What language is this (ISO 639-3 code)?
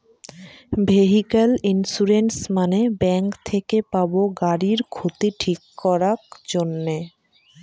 ben